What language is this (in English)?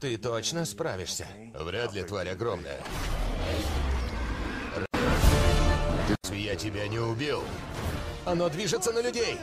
Russian